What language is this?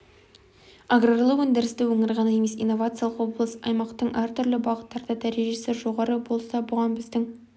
Kazakh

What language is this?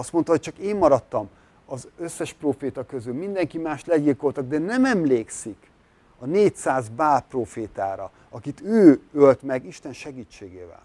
Hungarian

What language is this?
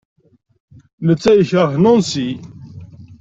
Kabyle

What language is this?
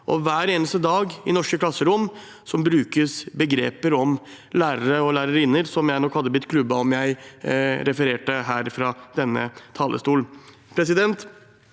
Norwegian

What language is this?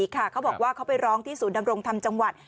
Thai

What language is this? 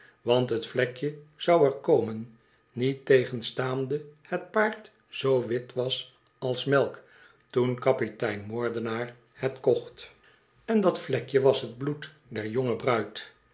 Dutch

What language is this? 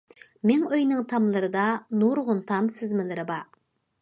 Uyghur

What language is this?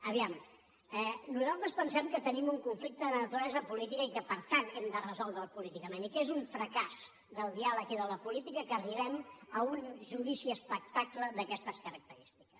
Catalan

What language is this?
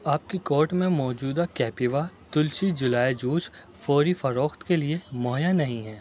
Urdu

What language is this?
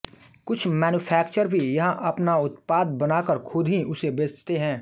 Hindi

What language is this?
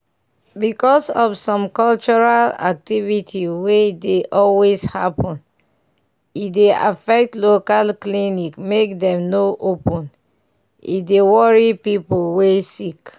Nigerian Pidgin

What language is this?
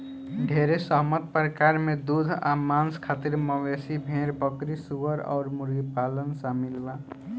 Bhojpuri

